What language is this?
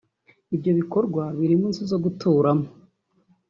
Kinyarwanda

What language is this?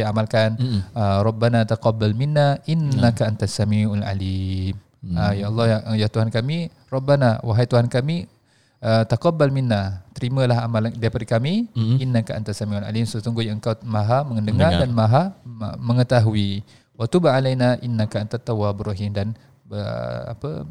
Malay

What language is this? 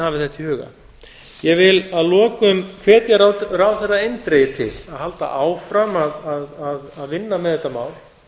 Icelandic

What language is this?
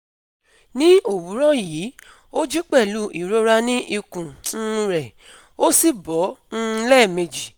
Yoruba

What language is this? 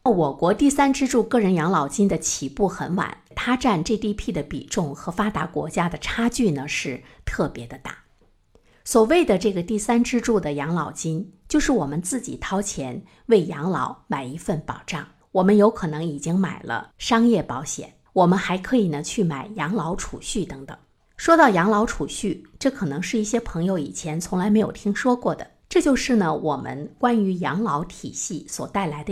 Chinese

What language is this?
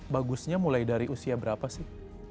Indonesian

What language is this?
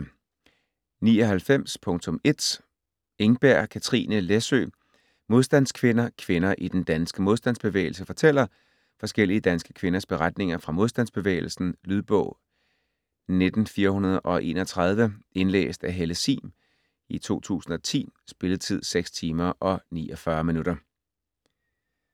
Danish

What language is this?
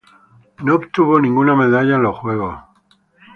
Spanish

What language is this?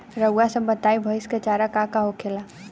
Bhojpuri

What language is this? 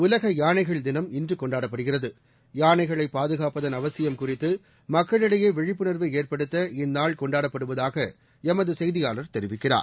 Tamil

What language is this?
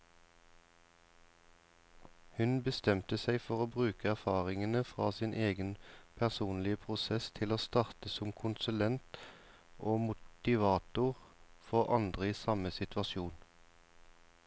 Norwegian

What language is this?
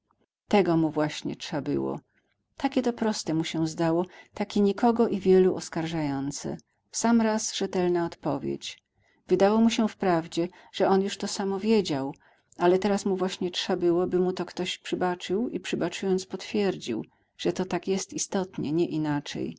Polish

